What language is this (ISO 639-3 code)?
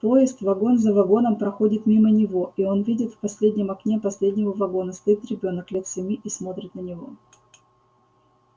rus